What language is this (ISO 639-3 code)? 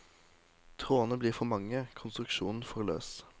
nor